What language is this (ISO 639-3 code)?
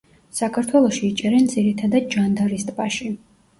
kat